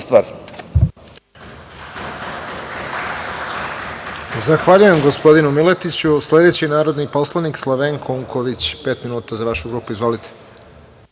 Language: Serbian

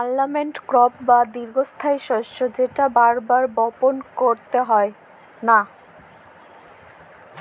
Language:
Bangla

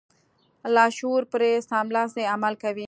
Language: Pashto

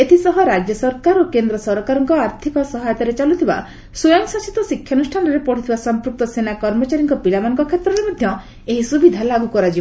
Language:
Odia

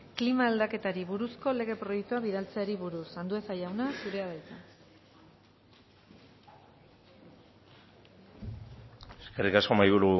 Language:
Basque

